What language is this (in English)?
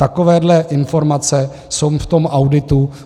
Czech